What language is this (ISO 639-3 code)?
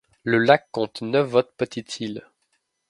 fra